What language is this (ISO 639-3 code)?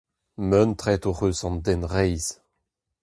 bre